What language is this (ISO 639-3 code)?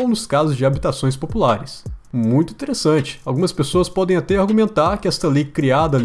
por